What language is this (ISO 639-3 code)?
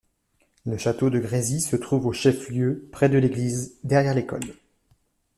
fra